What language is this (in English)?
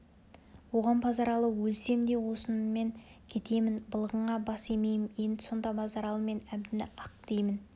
Kazakh